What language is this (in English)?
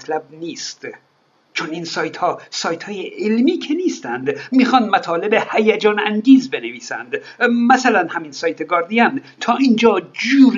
Persian